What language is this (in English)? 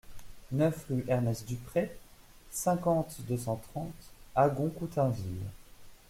French